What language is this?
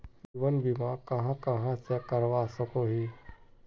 Magahi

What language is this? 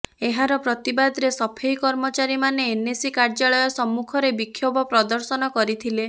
Odia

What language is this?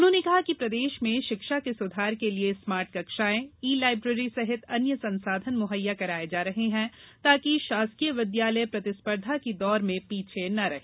Hindi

